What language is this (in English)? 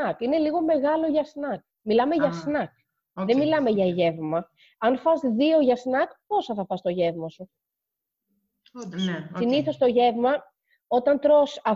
Greek